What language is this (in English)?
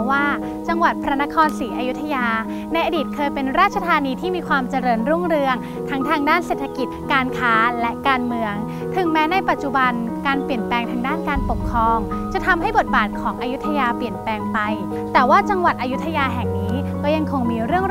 Thai